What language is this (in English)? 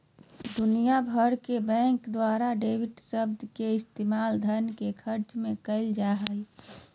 Magahi